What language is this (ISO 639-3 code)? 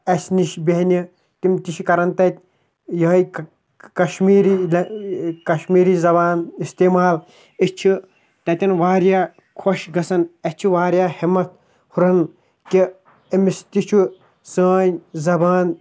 kas